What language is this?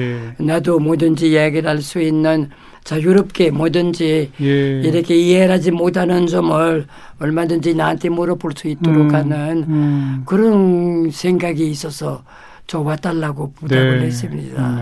Korean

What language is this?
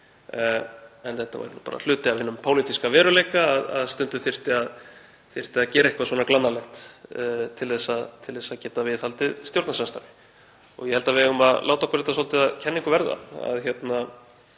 Icelandic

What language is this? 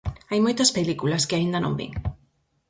Galician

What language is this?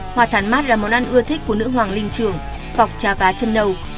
Vietnamese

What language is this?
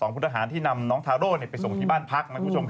Thai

